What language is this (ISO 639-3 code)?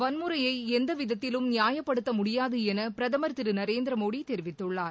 tam